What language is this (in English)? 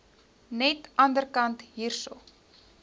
Afrikaans